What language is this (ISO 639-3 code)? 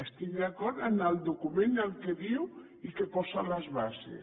cat